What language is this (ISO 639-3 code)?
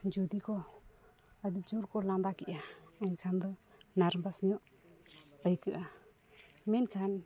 sat